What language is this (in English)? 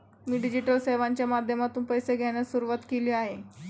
Marathi